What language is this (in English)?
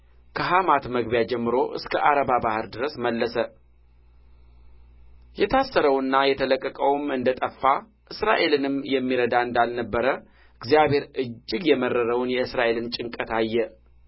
Amharic